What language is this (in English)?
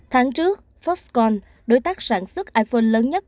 Vietnamese